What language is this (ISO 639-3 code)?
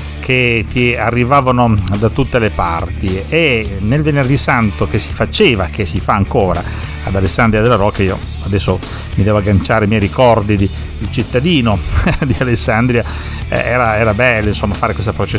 ita